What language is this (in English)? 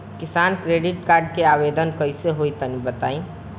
Bhojpuri